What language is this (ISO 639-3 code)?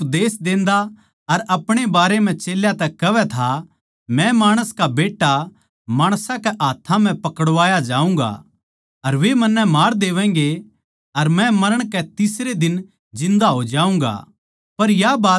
bgc